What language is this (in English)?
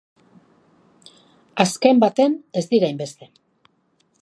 Basque